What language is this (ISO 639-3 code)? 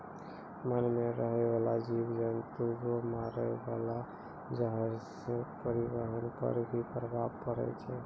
mai